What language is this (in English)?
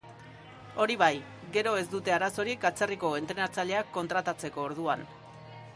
Basque